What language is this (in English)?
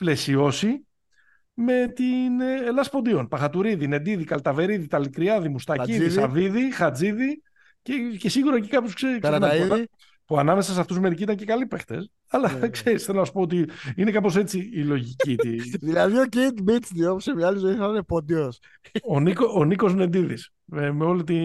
Greek